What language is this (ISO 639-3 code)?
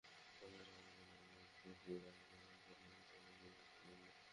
ben